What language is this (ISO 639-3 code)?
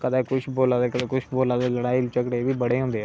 doi